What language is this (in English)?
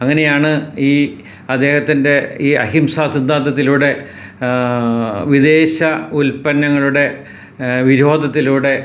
Malayalam